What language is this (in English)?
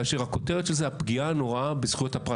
Hebrew